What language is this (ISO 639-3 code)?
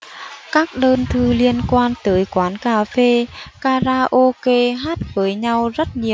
vie